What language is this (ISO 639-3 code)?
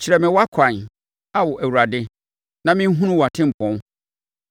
aka